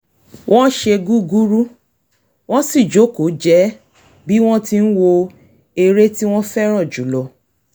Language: Yoruba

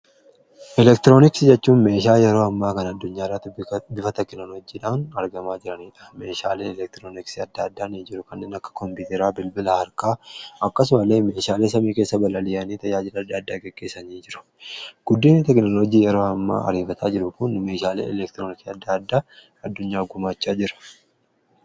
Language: Oromo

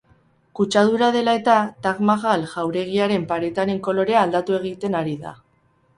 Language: Basque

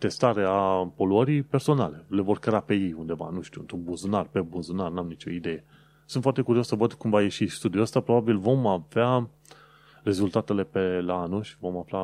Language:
Romanian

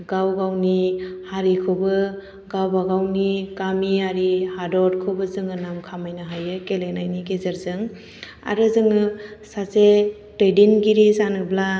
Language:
Bodo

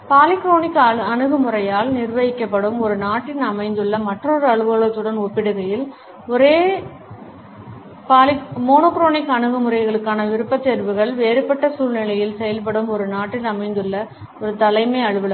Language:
Tamil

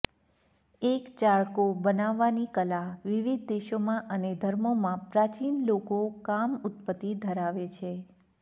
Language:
Gujarati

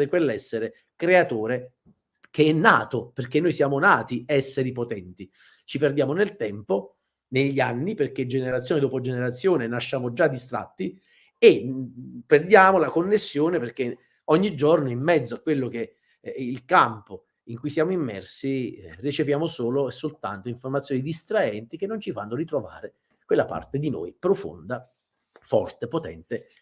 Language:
Italian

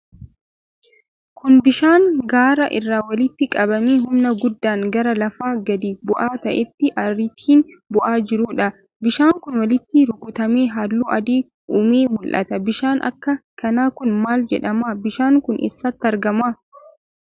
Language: Oromo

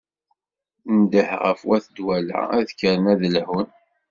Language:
Kabyle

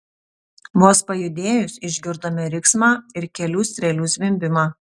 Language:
Lithuanian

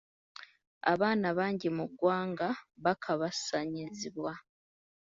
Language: Ganda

